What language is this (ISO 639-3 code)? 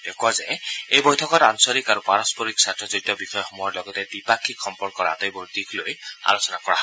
asm